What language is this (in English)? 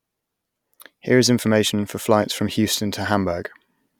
English